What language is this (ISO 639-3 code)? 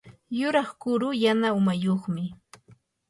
qur